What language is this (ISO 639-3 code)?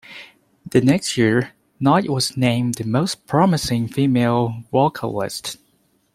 eng